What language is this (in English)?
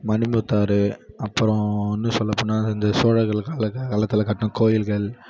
Tamil